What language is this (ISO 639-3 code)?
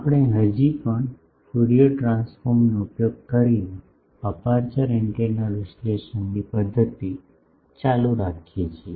guj